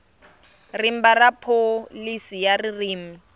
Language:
Tsonga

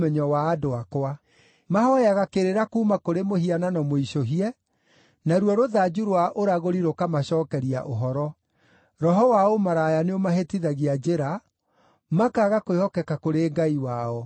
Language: Kikuyu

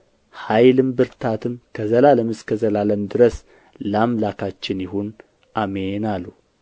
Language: Amharic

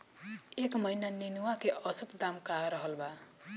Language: Bhojpuri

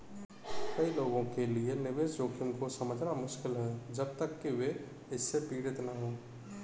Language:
Hindi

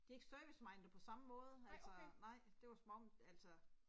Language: Danish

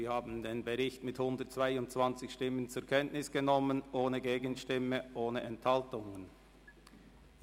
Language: Swiss German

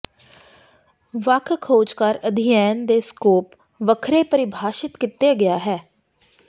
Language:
Punjabi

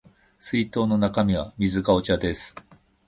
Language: Japanese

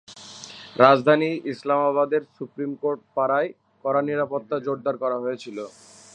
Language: Bangla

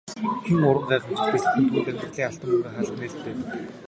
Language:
Mongolian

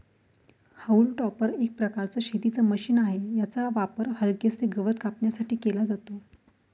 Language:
Marathi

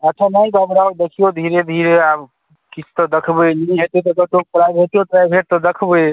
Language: Maithili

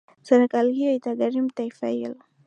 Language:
Swahili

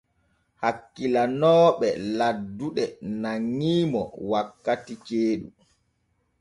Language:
Borgu Fulfulde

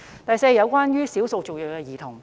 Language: Cantonese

